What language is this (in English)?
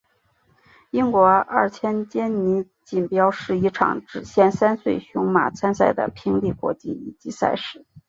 Chinese